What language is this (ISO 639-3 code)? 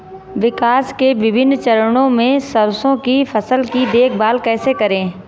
hin